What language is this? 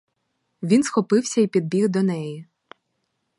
Ukrainian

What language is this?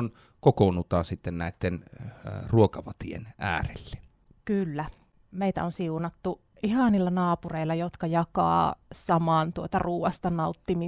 Finnish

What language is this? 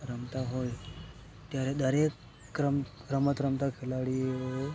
Gujarati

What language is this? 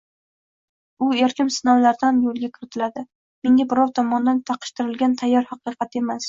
Uzbek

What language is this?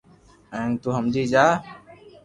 Loarki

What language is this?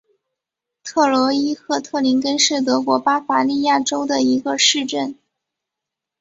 Chinese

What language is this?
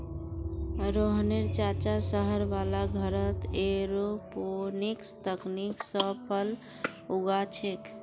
Magahi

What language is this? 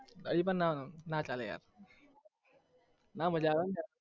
Gujarati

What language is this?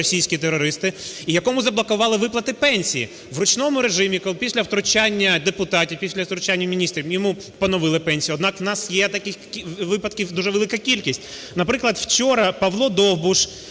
Ukrainian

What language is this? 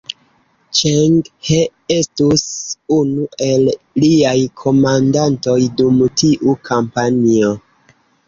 Esperanto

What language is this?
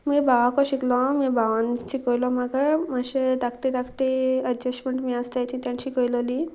Konkani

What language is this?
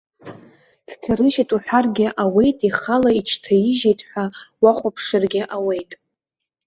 Abkhazian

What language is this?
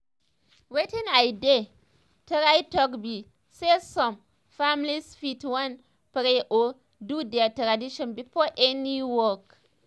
Nigerian Pidgin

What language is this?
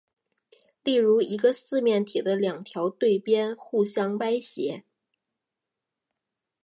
Chinese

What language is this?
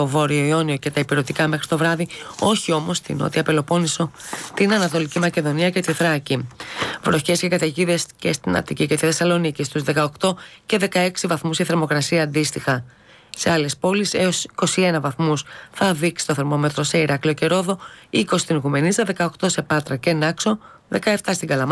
Greek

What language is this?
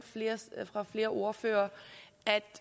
Danish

